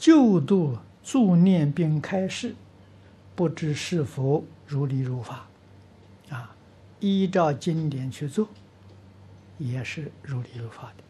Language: Chinese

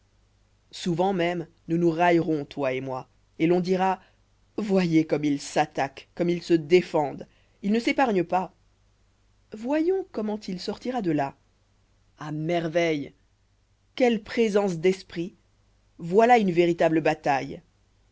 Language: French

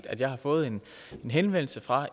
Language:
Danish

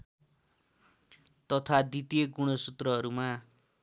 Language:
Nepali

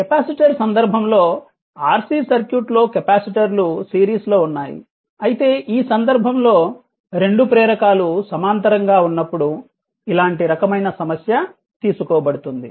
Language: Telugu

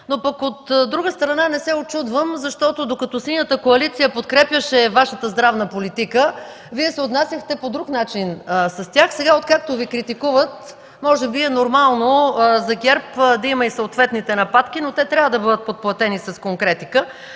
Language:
Bulgarian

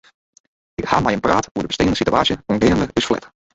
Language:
Western Frisian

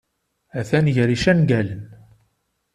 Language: Kabyle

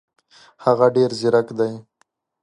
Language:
Pashto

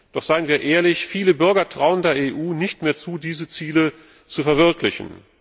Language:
German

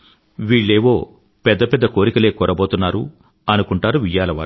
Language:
Telugu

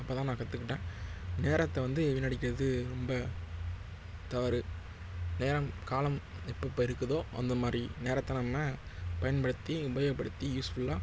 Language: Tamil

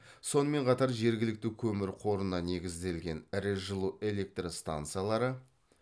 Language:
Kazakh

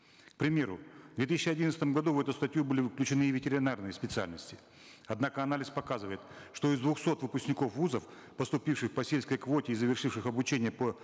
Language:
Kazakh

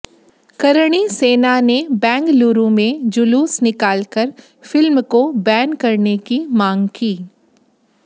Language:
Hindi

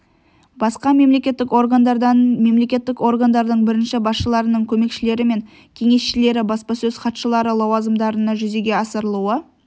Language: Kazakh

